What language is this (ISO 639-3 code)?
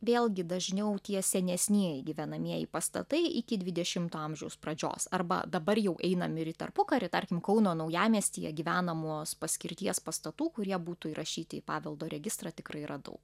lit